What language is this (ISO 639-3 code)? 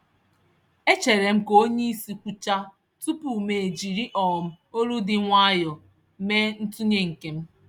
ibo